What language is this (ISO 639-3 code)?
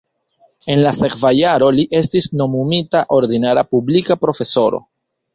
epo